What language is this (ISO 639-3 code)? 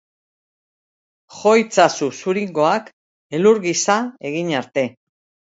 eus